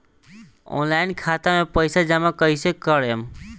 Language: Bhojpuri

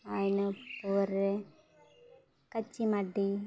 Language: Santali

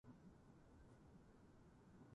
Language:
Japanese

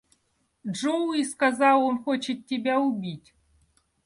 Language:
Russian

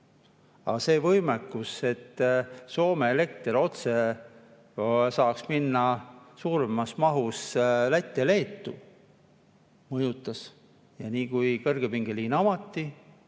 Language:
Estonian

